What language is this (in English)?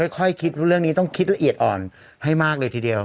Thai